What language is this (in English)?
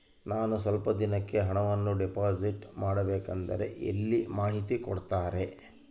Kannada